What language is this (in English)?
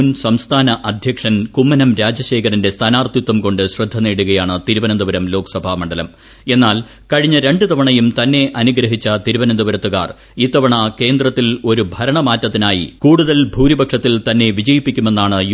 Malayalam